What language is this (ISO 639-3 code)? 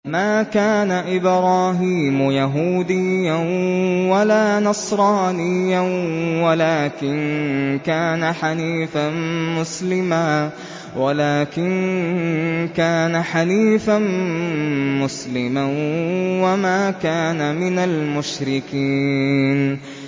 ara